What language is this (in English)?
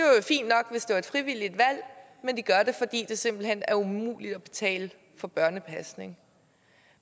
Danish